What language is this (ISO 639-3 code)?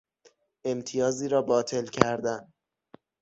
fas